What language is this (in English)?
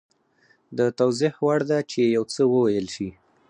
Pashto